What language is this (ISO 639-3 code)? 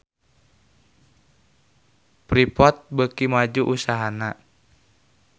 sun